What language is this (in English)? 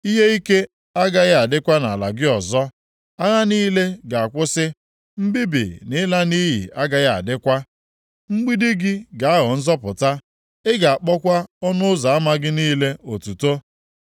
Igbo